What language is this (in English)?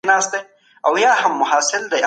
Pashto